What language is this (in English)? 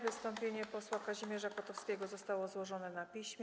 Polish